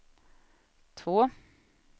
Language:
Swedish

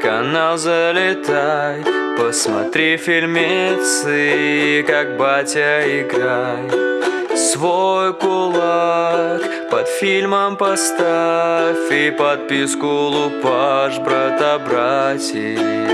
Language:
Russian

